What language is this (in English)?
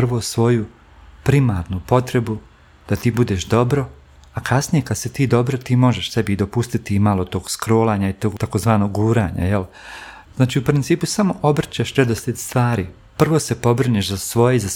Croatian